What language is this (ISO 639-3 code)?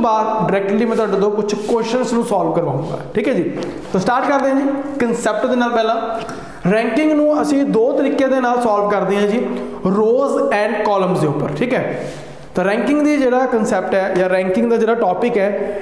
hin